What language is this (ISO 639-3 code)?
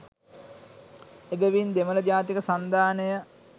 sin